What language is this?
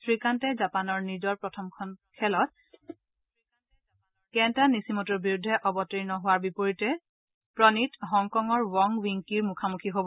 Assamese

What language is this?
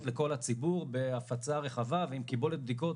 Hebrew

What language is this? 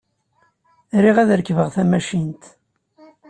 Kabyle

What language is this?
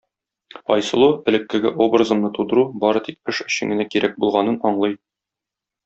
Tatar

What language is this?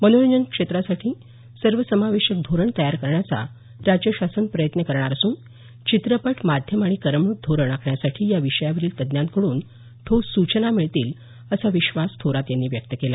Marathi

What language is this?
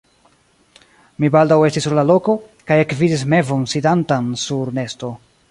Esperanto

